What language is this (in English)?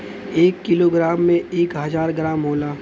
Bhojpuri